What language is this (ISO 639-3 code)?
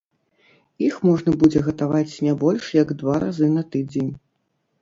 bel